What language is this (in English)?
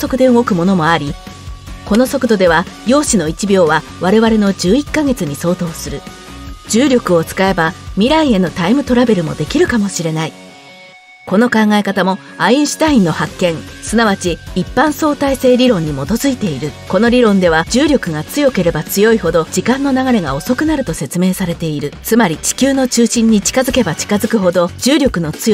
Japanese